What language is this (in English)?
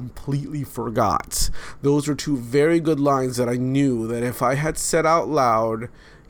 English